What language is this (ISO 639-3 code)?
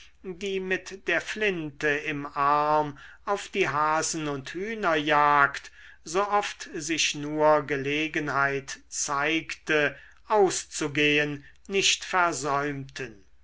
deu